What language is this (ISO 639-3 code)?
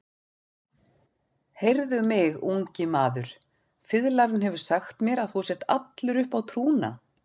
isl